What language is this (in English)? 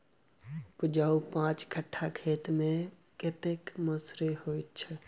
Maithili